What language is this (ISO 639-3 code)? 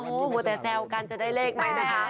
tha